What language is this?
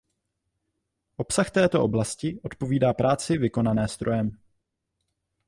Czech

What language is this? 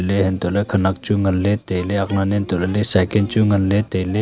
Wancho Naga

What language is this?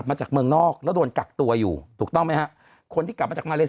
Thai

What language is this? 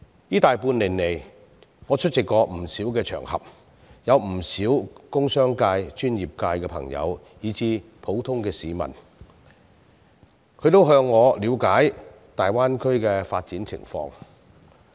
Cantonese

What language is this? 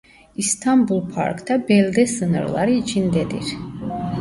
Turkish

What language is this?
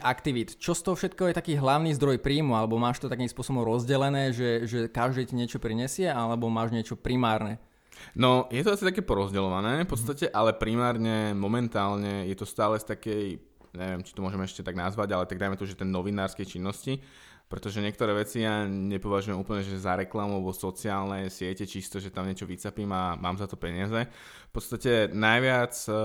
Slovak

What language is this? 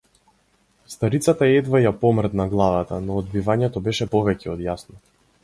Macedonian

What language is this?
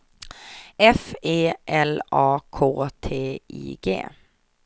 Swedish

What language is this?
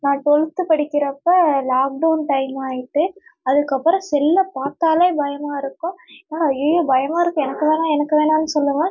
Tamil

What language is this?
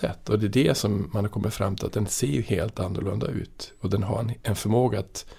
Swedish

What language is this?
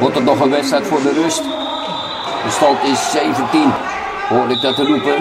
Dutch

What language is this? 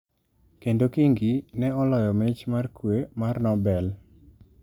Luo (Kenya and Tanzania)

